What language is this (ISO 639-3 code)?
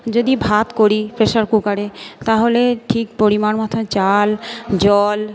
ben